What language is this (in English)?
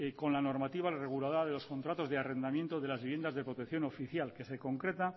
Spanish